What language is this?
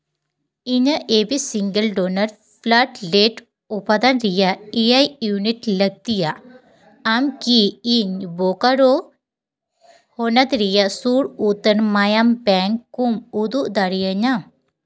Santali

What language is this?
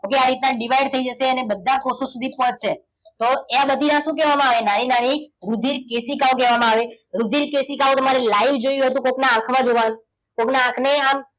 Gujarati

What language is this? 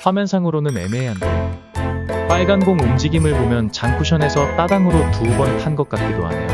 Korean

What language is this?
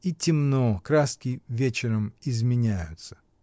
Russian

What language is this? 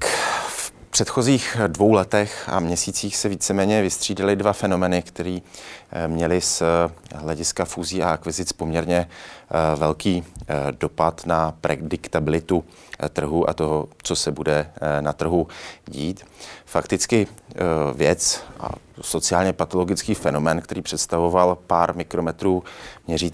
Czech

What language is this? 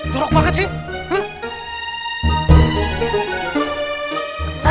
Indonesian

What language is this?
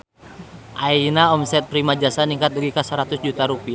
Sundanese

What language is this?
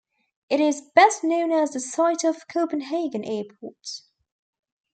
English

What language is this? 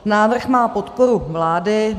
Czech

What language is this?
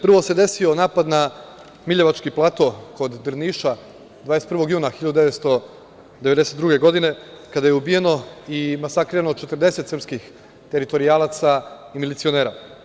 Serbian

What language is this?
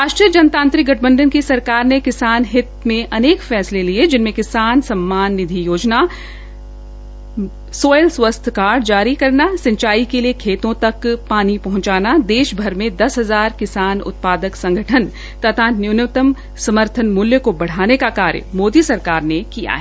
Hindi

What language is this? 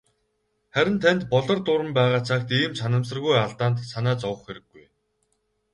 Mongolian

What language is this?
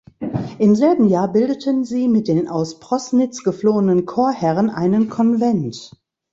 German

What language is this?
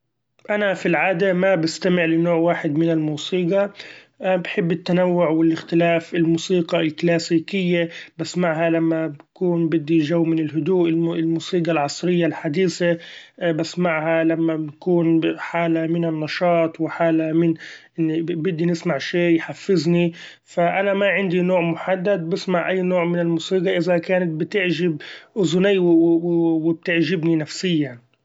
Gulf Arabic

